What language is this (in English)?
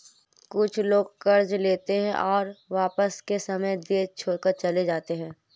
Hindi